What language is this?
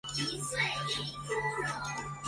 Chinese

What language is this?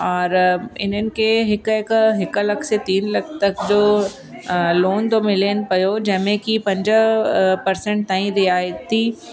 Sindhi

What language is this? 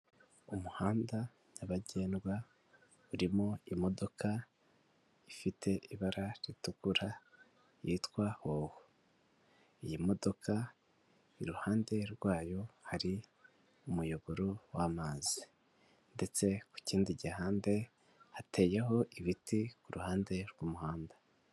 Kinyarwanda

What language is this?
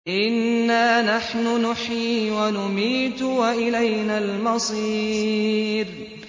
Arabic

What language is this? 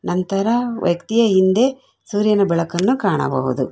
Kannada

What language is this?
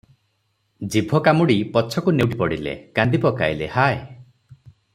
Odia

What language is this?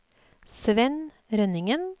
Norwegian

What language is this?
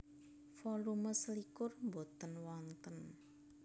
Javanese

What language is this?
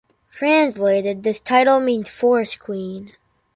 English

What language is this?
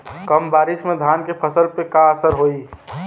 Bhojpuri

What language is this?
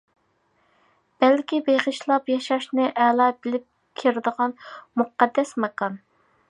Uyghur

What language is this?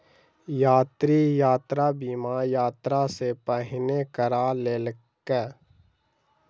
Maithili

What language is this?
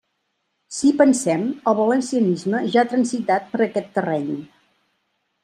Catalan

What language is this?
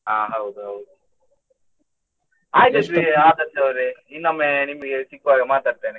Kannada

